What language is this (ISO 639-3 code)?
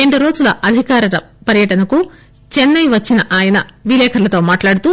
tel